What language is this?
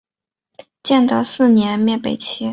Chinese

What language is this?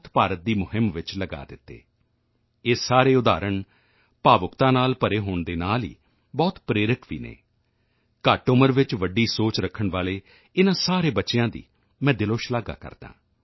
Punjabi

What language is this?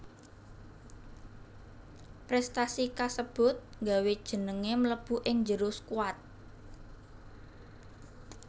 Javanese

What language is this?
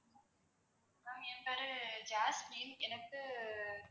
Tamil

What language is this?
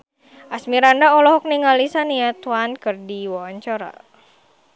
Sundanese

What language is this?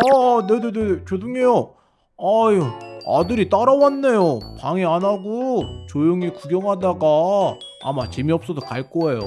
Korean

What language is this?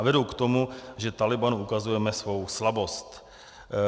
Czech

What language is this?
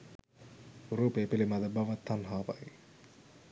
Sinhala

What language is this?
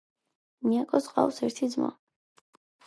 Georgian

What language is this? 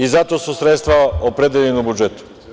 Serbian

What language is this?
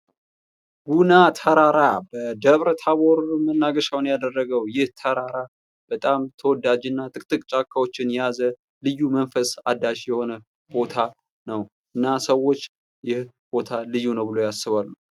Amharic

